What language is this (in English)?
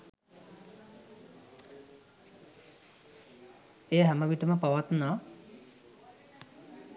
Sinhala